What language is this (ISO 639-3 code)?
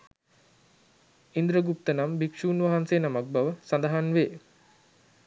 sin